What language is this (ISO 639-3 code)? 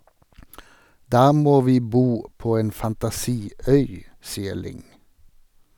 nor